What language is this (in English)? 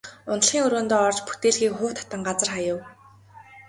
Mongolian